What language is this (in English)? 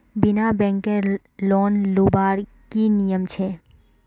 Magahi